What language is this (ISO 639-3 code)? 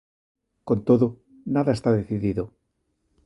glg